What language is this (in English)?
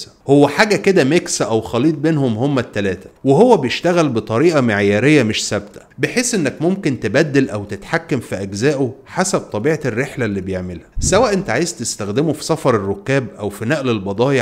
Arabic